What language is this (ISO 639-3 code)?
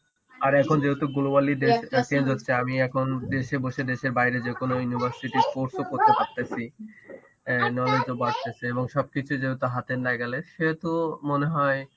ben